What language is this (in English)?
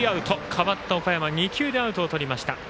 Japanese